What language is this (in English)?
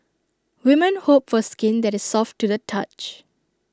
English